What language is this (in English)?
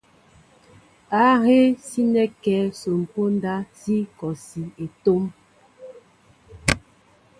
Mbo (Cameroon)